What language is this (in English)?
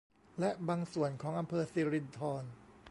Thai